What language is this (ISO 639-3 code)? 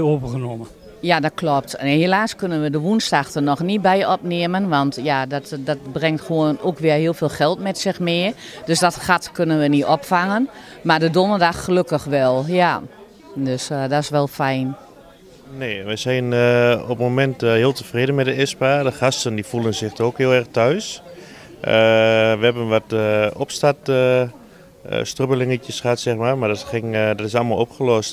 nld